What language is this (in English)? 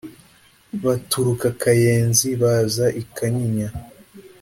Kinyarwanda